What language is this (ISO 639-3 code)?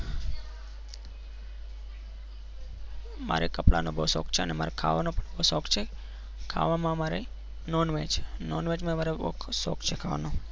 guj